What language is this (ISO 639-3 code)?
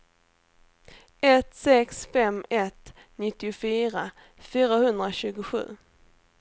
swe